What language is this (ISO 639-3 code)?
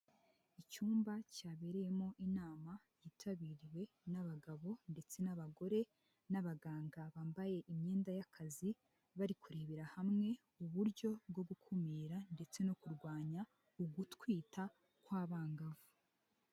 kin